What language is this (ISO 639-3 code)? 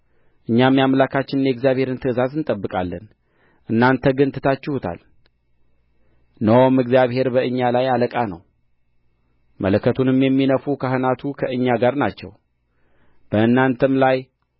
amh